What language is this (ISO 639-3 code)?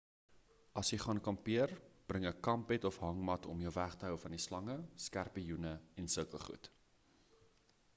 afr